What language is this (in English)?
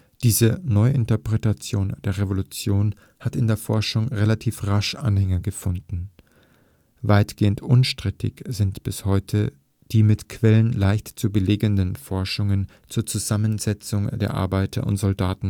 German